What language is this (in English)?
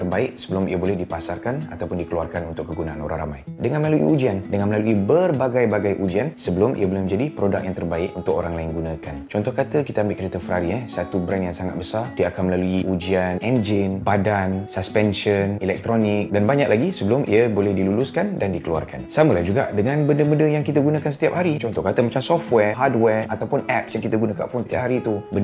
Malay